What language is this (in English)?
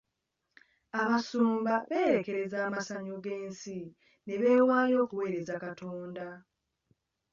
Ganda